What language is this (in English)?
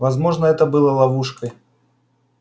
Russian